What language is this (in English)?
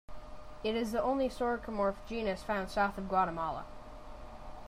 English